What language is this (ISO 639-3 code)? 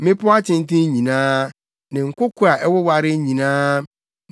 aka